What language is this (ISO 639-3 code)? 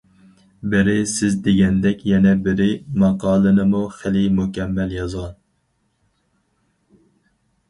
uig